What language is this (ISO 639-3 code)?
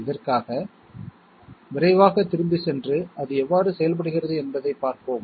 tam